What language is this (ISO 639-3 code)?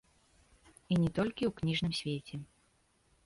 bel